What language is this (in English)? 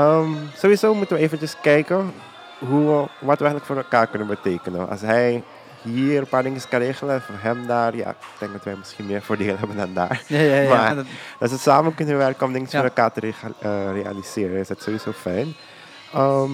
Dutch